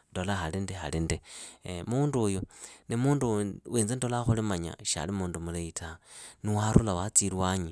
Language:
Idakho-Isukha-Tiriki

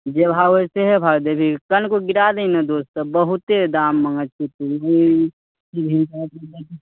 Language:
Maithili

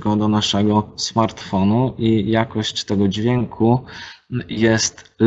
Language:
Polish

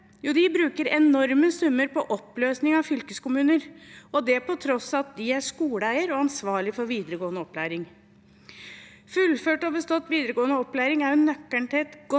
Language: Norwegian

